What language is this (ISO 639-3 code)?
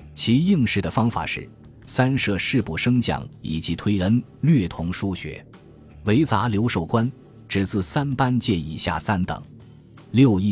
zho